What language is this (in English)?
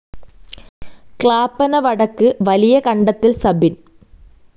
Malayalam